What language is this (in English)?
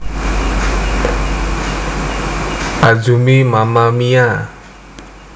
Javanese